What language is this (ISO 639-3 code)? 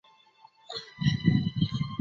zho